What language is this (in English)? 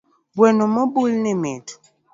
Luo (Kenya and Tanzania)